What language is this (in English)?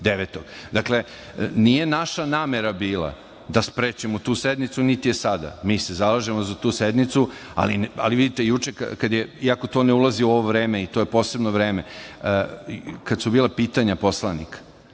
Serbian